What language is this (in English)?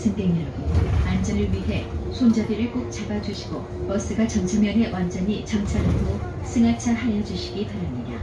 Korean